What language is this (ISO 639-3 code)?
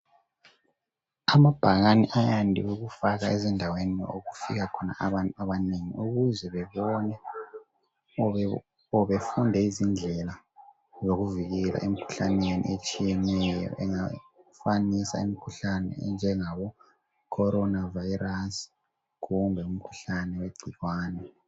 nde